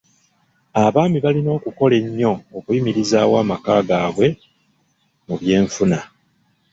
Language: Ganda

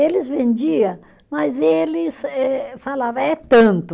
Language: Portuguese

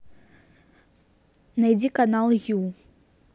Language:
Russian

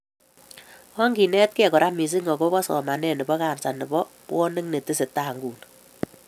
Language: Kalenjin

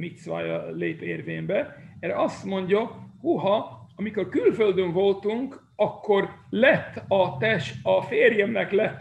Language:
Hungarian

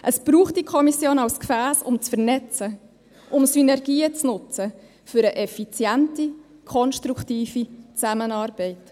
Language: Swiss German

